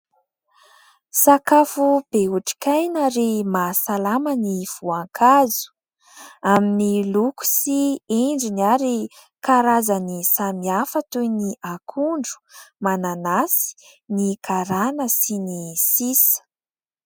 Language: Malagasy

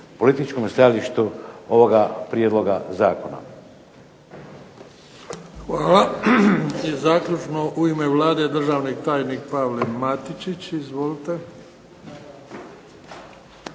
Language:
Croatian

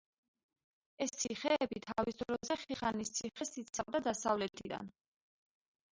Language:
Georgian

